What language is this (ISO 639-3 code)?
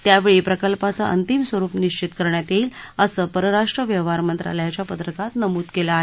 mar